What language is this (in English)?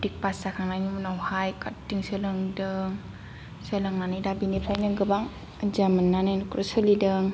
Bodo